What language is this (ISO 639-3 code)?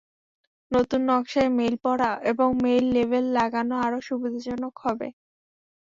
ben